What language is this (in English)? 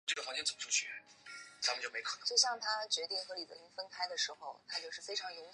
Chinese